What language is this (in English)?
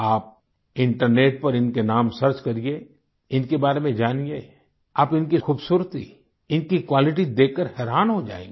Hindi